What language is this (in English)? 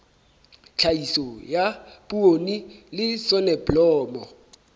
Southern Sotho